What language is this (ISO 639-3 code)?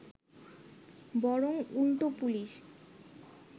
ben